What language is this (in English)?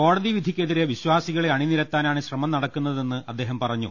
Malayalam